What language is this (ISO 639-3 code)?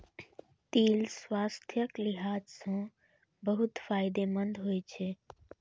mai